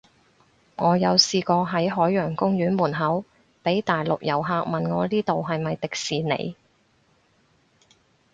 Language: Cantonese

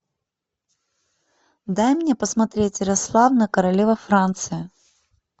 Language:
Russian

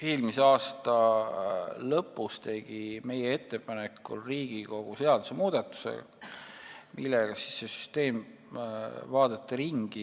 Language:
Estonian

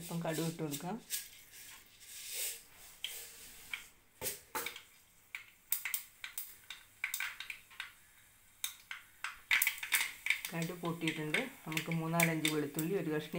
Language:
Arabic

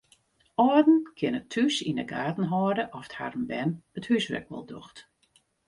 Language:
Western Frisian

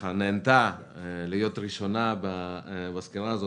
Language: Hebrew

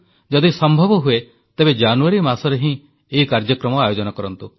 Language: Odia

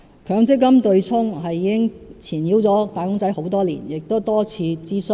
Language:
Cantonese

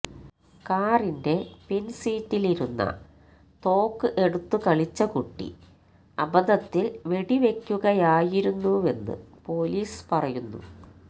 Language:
Malayalam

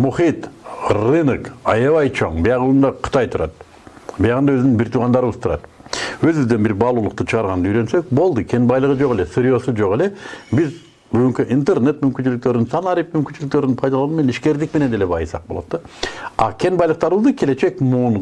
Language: Turkish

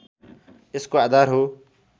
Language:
Nepali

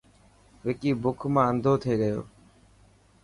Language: Dhatki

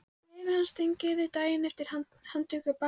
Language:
Icelandic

